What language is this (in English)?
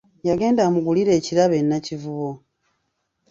Ganda